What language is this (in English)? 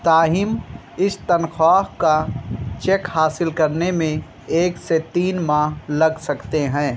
Urdu